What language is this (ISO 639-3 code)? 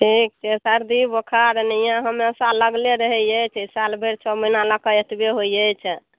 mai